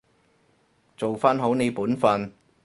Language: Cantonese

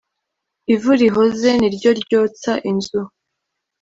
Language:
Kinyarwanda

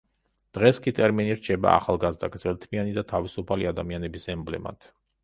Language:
Georgian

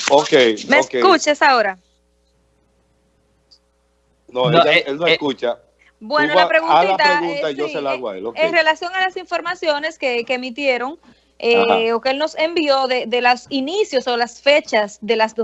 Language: Spanish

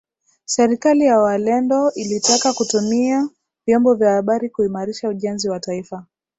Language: Swahili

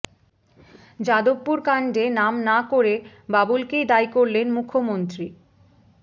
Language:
Bangla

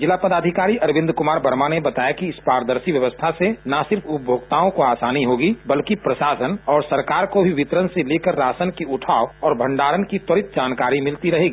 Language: Hindi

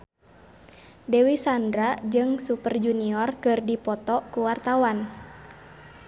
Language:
Sundanese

